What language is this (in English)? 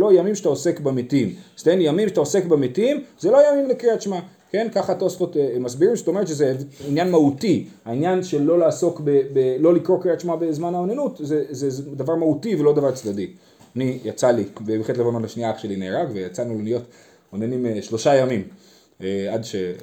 Hebrew